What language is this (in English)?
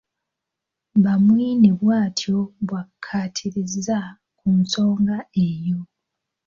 Ganda